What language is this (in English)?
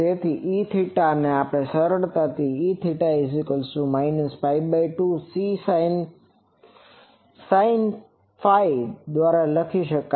Gujarati